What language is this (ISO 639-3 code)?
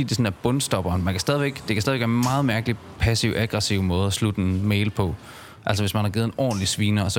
dan